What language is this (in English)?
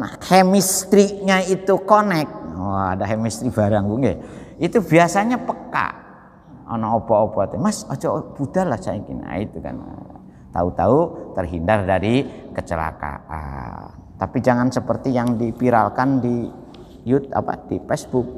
Indonesian